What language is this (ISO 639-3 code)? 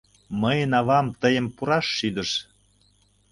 chm